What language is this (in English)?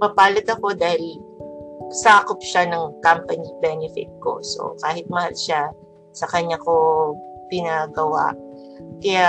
Filipino